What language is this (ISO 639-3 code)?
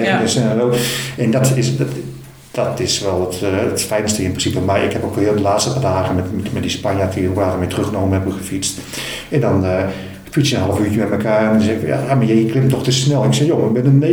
nld